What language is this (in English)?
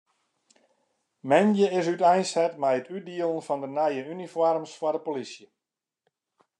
Western Frisian